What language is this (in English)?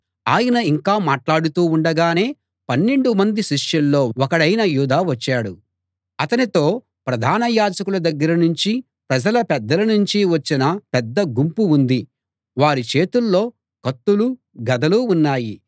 Telugu